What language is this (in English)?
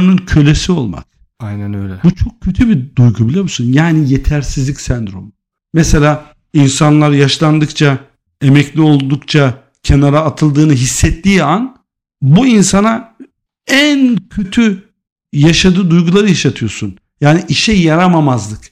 Turkish